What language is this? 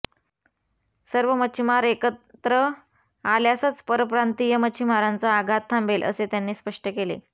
Marathi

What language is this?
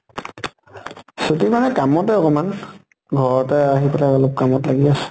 Assamese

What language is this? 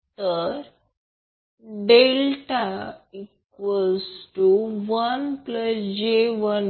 Marathi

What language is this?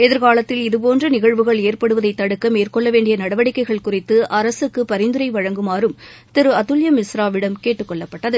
Tamil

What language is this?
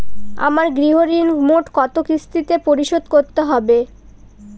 Bangla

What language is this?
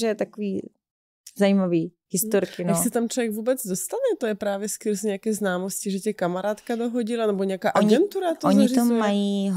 Czech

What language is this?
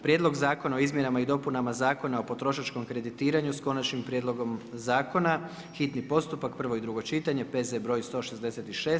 Croatian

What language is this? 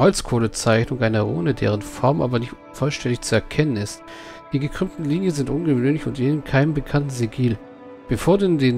German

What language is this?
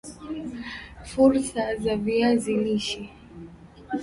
Swahili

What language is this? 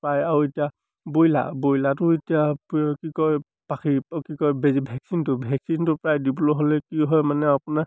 Assamese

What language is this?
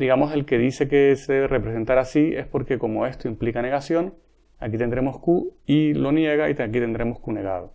Spanish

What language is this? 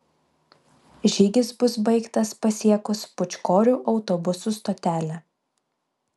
Lithuanian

